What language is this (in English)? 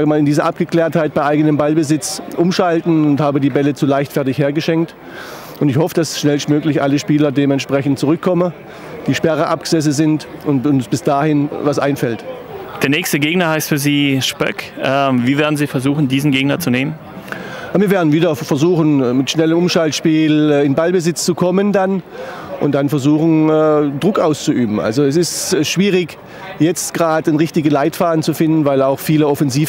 German